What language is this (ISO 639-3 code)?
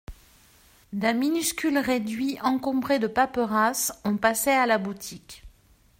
fra